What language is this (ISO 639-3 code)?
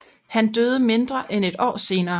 dan